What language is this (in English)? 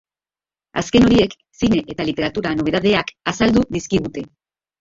Basque